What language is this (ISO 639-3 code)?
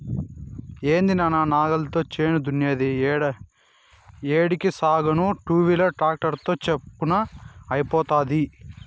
tel